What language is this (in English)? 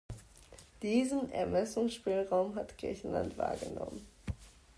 German